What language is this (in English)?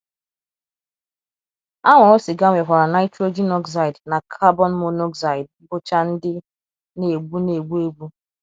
Igbo